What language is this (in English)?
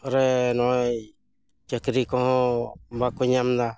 Santali